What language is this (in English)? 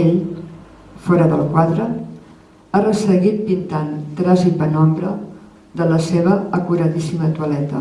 Catalan